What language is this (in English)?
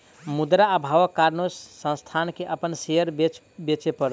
Maithili